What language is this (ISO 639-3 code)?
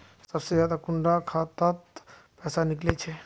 mag